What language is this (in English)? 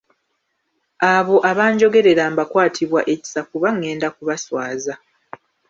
Ganda